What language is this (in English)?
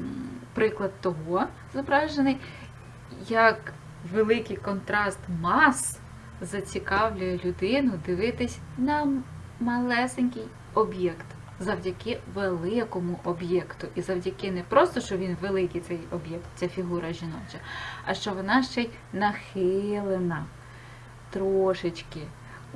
Ukrainian